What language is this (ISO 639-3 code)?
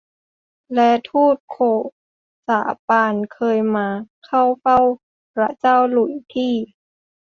tha